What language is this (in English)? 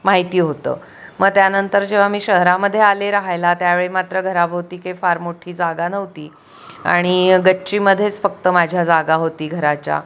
Marathi